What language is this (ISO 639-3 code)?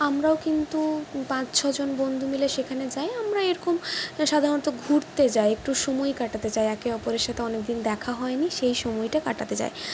ben